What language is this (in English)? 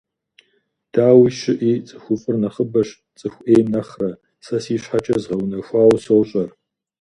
Kabardian